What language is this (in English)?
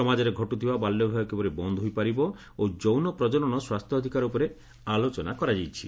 Odia